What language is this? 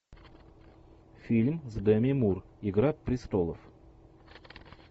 Russian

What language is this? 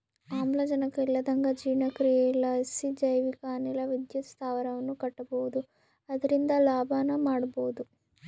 Kannada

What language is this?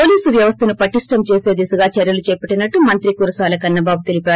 Telugu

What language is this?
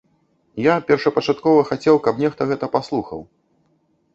Belarusian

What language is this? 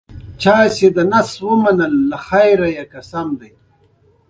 Pashto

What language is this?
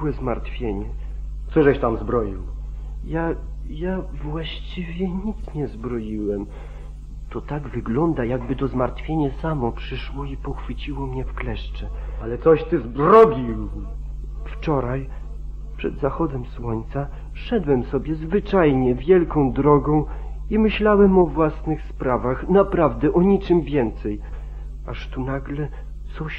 Polish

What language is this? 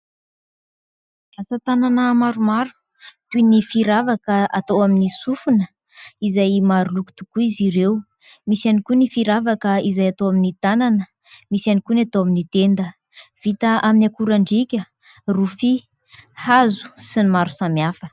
Malagasy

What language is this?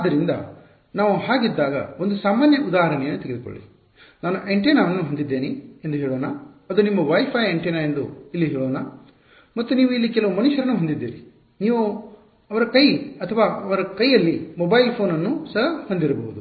Kannada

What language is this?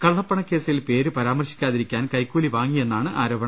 Malayalam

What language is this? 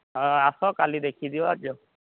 Odia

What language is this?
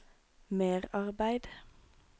Norwegian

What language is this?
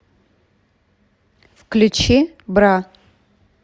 Russian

